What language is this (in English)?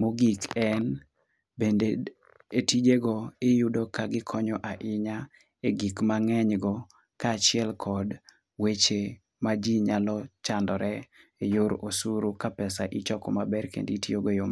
Luo (Kenya and Tanzania)